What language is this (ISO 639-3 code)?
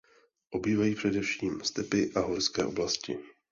ces